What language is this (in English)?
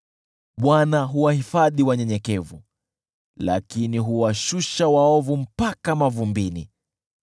Swahili